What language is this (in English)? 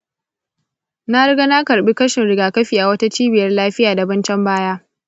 Hausa